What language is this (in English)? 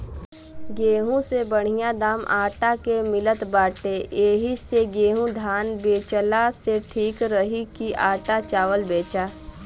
Bhojpuri